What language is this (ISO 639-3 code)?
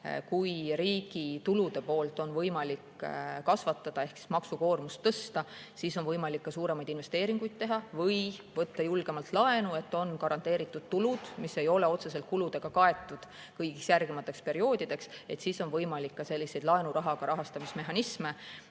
est